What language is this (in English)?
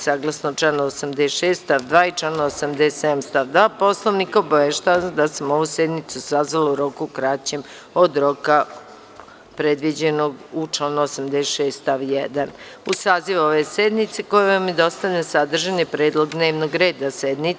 Serbian